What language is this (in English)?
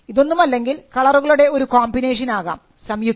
Malayalam